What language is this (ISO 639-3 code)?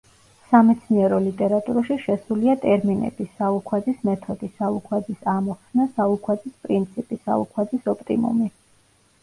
kat